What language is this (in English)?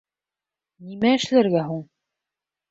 Bashkir